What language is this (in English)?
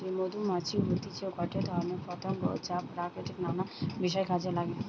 Bangla